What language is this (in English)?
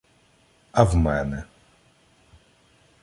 Ukrainian